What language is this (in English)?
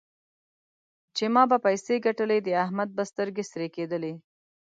Pashto